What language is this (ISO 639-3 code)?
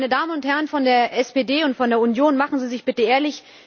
deu